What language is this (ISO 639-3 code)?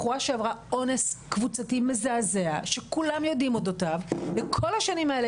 heb